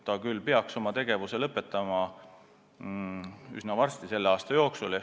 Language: Estonian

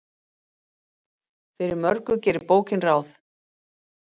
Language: Icelandic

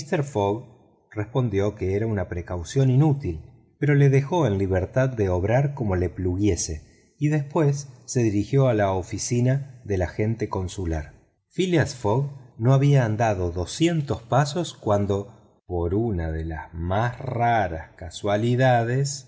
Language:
Spanish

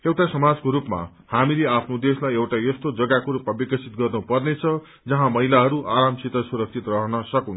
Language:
Nepali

